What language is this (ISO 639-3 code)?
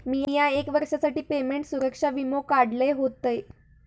mar